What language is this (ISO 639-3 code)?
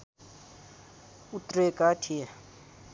nep